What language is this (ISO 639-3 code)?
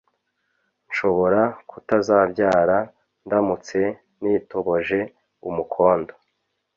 kin